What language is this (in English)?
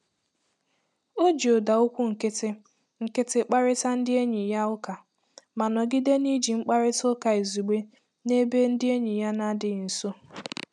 Igbo